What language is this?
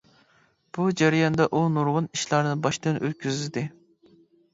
Uyghur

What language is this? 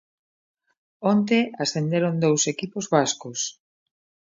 Galician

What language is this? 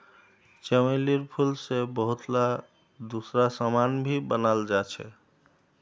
Magahi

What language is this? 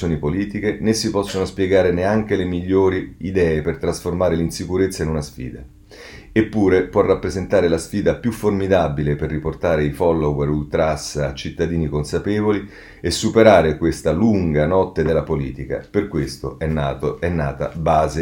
Italian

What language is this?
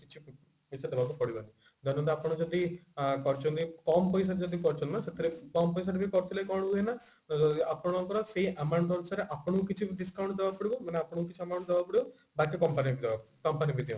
Odia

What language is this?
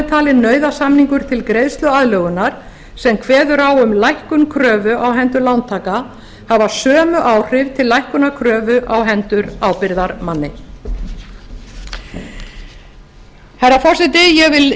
Icelandic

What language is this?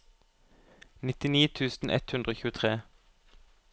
Norwegian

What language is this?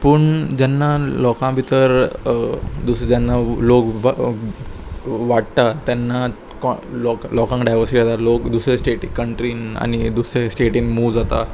Konkani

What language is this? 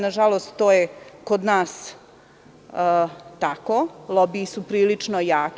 Serbian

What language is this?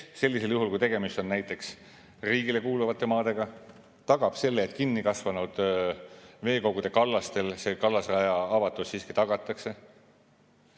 Estonian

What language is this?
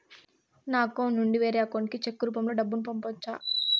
Telugu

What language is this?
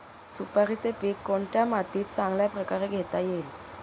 Marathi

